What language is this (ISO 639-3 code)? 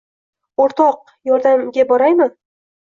uzb